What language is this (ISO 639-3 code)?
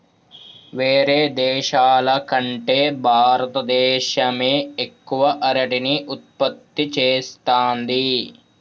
tel